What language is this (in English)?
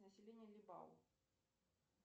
Russian